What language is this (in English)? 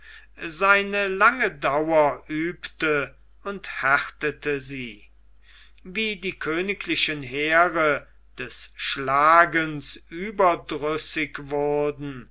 German